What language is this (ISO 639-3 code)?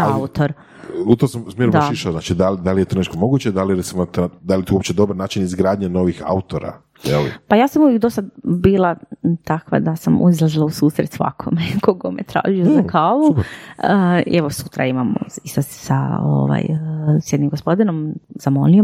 hrv